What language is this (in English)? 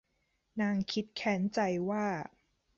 Thai